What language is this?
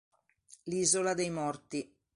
Italian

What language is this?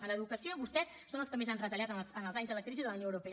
Catalan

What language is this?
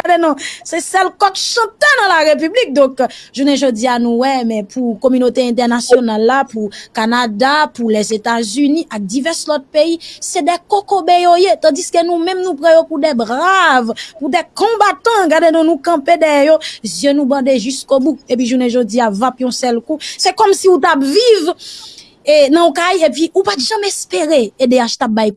French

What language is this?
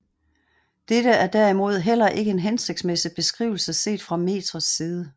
Danish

